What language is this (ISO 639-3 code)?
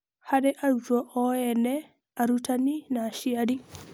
kik